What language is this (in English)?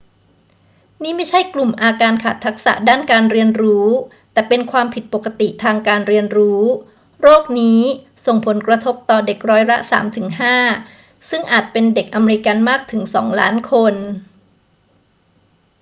Thai